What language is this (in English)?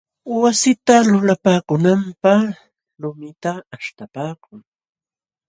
Jauja Wanca Quechua